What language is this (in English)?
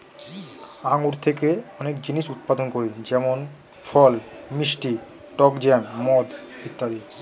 Bangla